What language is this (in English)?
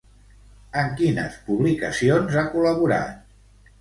Catalan